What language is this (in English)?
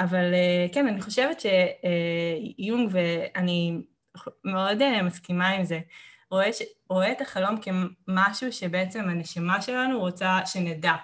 Hebrew